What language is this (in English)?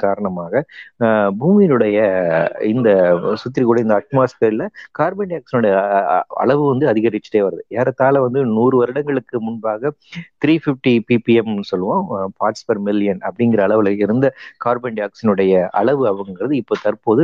Tamil